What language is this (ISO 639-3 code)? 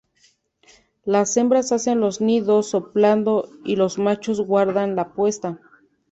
spa